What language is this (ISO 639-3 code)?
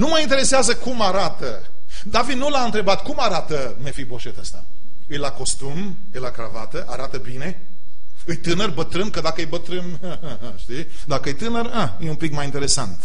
ron